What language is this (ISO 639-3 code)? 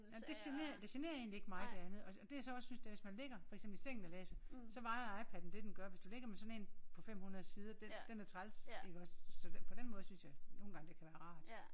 dan